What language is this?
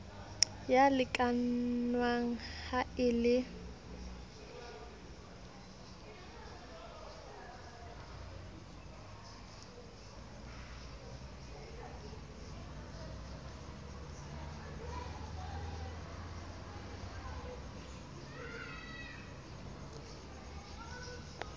Southern Sotho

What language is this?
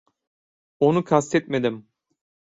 Turkish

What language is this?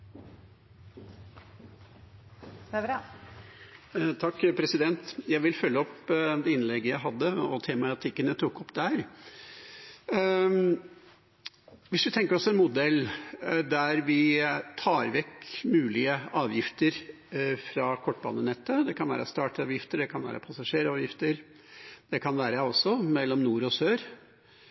Norwegian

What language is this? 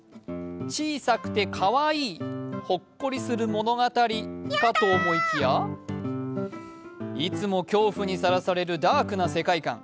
Japanese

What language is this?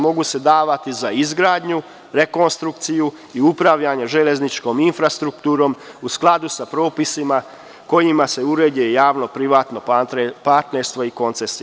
Serbian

